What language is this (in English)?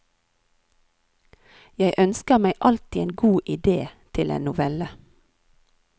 Norwegian